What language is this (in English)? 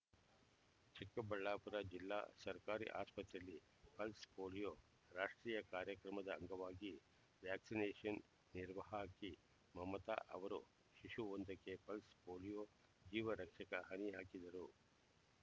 Kannada